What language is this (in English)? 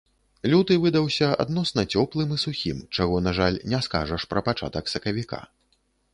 Belarusian